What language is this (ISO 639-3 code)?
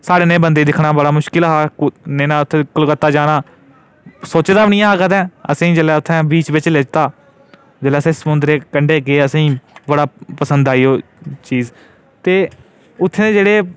doi